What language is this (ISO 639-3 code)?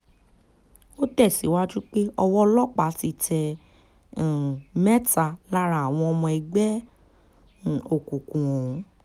yor